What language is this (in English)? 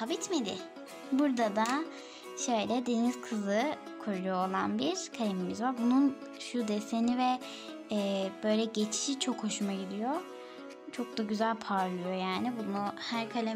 Turkish